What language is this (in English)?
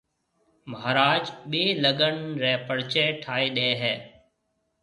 Marwari (Pakistan)